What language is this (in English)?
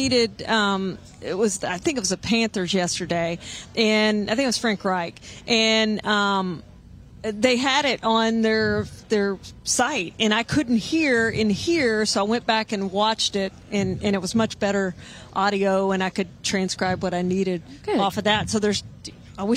English